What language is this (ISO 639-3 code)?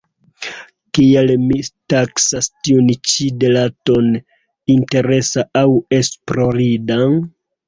epo